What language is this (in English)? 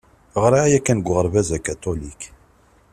Kabyle